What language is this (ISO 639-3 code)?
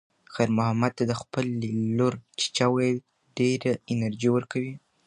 pus